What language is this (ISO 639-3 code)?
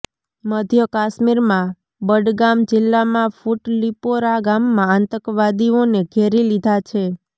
guj